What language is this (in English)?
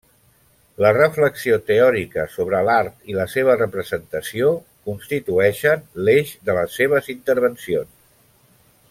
Catalan